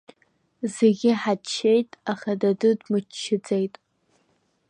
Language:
Abkhazian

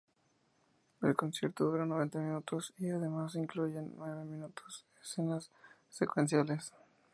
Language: Spanish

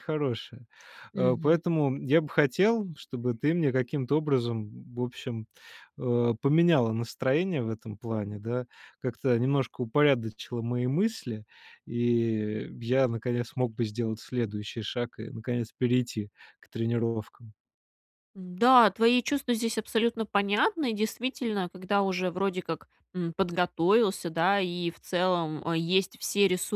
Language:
Russian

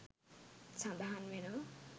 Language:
Sinhala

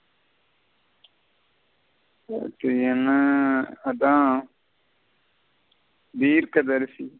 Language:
Tamil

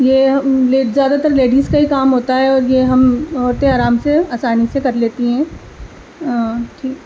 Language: Urdu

